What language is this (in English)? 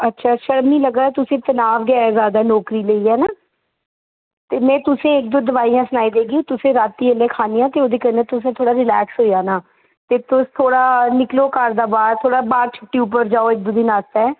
Dogri